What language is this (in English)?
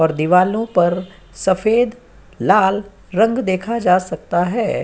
Hindi